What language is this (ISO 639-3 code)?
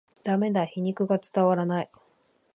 jpn